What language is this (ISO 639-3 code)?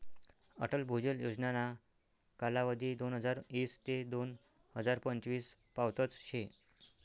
mar